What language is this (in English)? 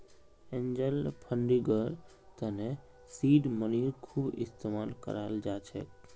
Magahi